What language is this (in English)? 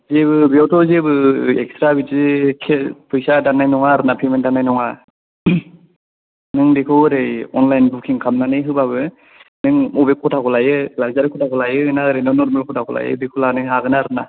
Bodo